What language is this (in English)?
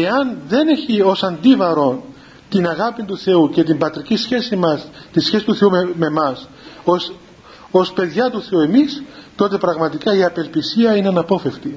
Greek